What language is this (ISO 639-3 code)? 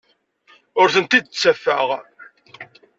kab